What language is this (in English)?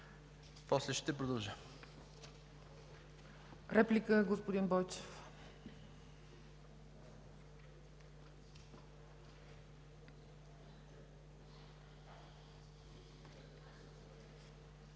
Bulgarian